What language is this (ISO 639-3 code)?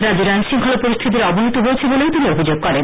ben